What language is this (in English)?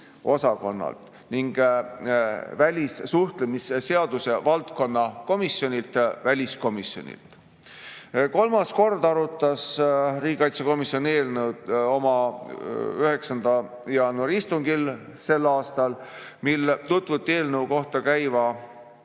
Estonian